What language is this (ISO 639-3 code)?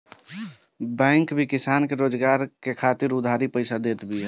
bho